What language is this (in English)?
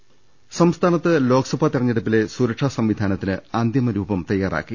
Malayalam